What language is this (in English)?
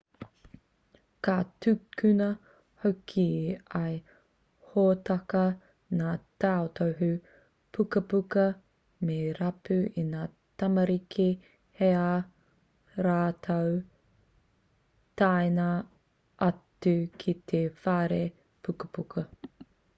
Māori